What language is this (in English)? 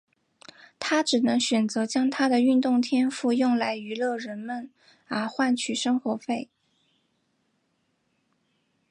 Chinese